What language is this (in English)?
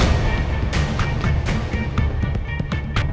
Indonesian